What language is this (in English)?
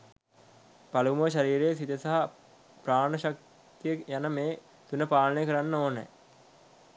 Sinhala